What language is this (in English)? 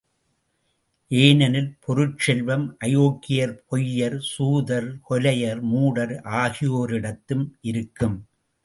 Tamil